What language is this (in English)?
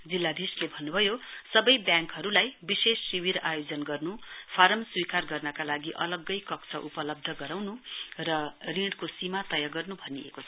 Nepali